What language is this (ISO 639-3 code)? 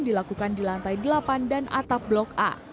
ind